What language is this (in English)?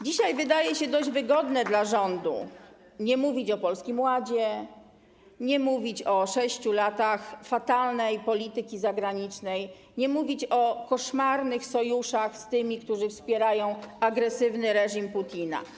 Polish